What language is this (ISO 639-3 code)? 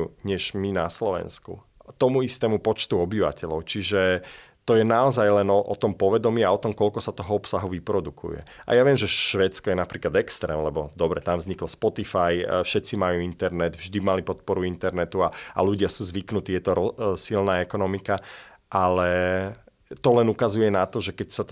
slk